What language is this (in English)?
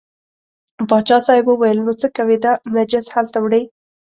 Pashto